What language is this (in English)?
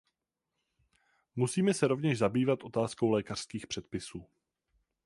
Czech